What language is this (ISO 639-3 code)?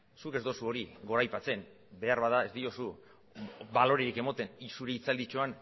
eus